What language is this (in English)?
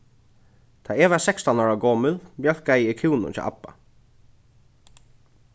Faroese